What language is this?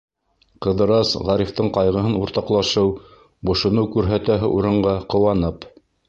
Bashkir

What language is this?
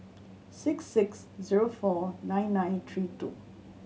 English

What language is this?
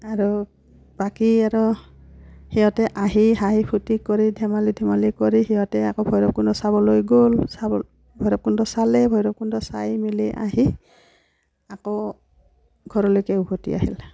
Assamese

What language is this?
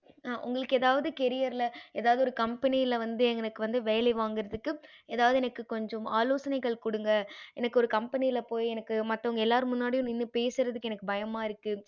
Tamil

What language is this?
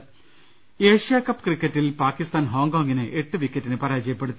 Malayalam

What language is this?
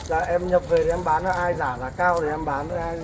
Vietnamese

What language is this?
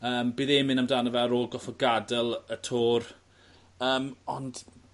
Welsh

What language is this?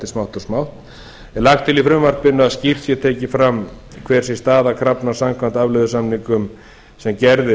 Icelandic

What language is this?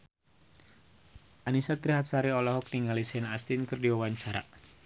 Sundanese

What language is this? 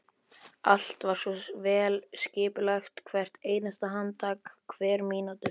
Icelandic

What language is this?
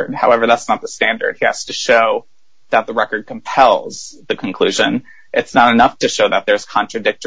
English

